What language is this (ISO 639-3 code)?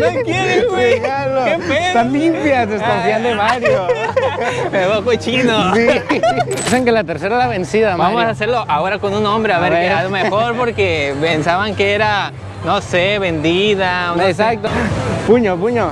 spa